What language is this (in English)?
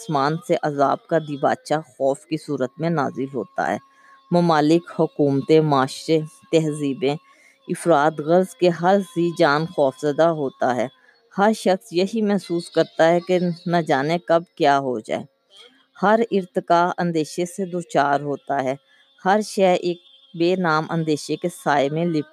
Urdu